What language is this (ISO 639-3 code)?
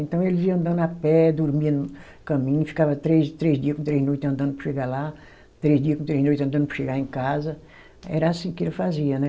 por